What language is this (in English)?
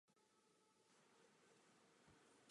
Czech